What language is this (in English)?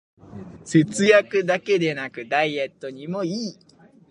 Japanese